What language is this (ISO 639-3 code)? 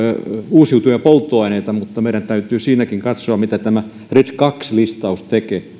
fin